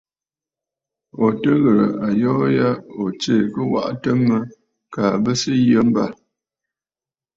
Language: Bafut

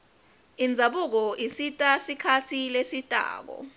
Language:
Swati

